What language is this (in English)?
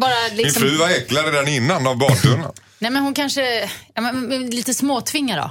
Swedish